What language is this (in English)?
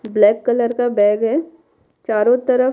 Hindi